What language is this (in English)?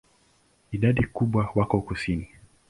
Swahili